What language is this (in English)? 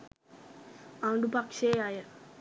Sinhala